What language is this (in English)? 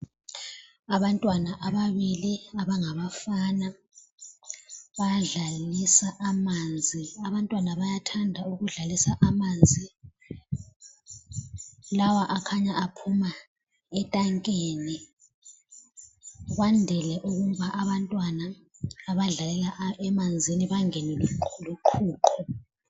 North Ndebele